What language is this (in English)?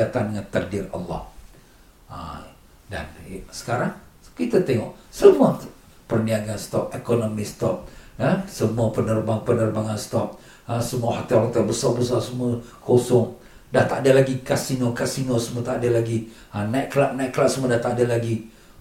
Malay